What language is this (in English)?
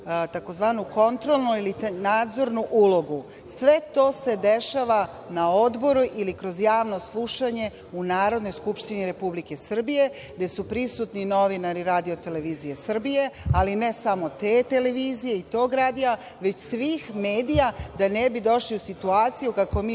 Serbian